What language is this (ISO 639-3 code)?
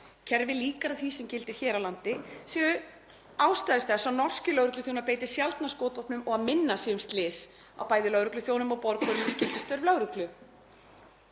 isl